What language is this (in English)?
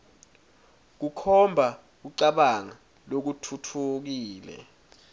Swati